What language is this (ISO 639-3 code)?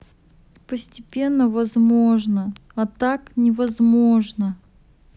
rus